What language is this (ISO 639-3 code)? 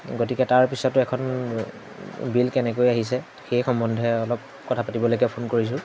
asm